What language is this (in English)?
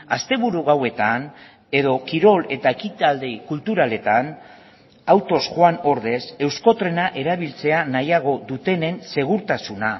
Basque